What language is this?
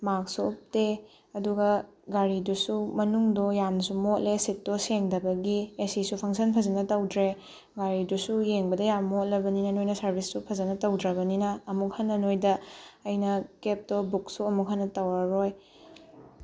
Manipuri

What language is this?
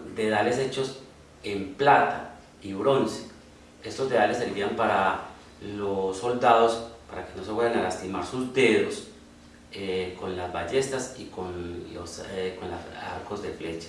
Spanish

